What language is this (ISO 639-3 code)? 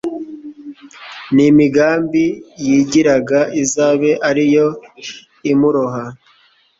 kin